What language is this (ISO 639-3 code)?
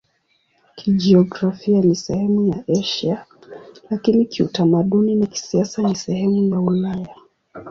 swa